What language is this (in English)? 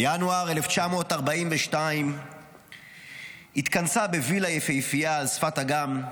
Hebrew